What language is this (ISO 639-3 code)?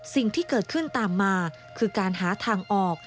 tha